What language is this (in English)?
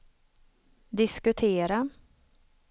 Swedish